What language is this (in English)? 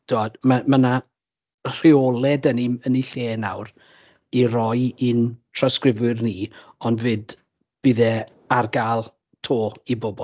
Welsh